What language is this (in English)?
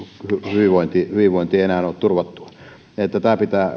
Finnish